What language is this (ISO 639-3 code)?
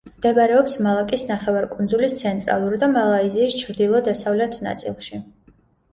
kat